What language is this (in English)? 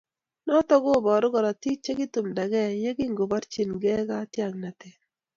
Kalenjin